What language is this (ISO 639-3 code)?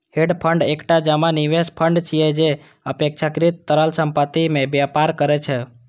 mai